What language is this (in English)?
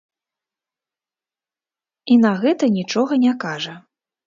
Belarusian